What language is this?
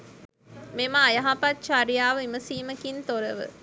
Sinhala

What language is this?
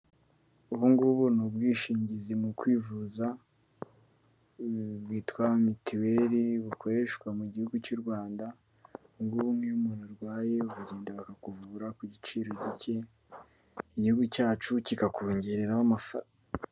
Kinyarwanda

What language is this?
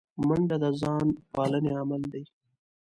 Pashto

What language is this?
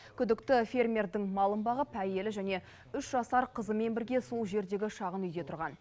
Kazakh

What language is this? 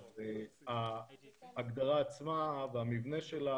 Hebrew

